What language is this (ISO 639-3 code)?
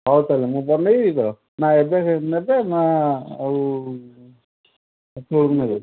ori